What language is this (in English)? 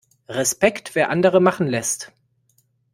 German